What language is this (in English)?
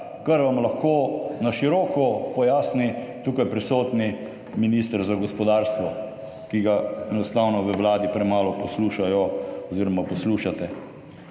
Slovenian